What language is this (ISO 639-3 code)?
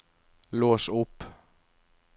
nor